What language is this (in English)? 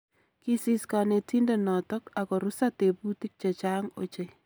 Kalenjin